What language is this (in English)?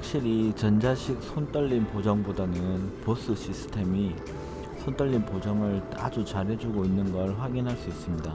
Korean